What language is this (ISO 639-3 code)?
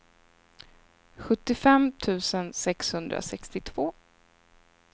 swe